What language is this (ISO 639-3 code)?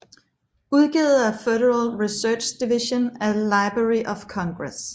dan